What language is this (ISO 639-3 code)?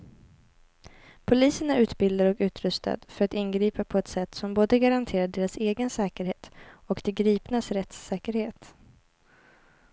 swe